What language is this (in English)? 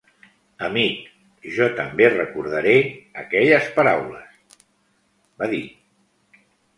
Catalan